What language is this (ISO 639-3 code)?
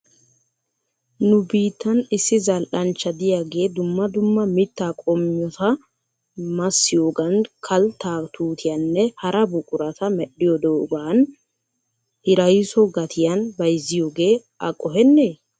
wal